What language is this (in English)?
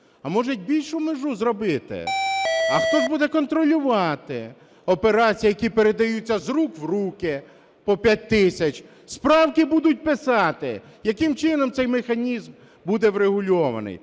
Ukrainian